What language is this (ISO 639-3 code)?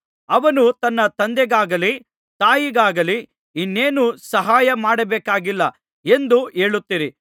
kan